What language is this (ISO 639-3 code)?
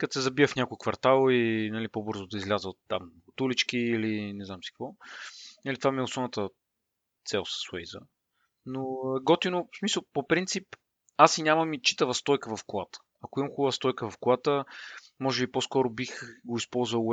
bul